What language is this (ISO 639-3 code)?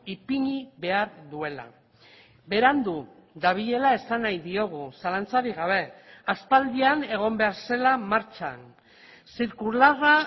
eus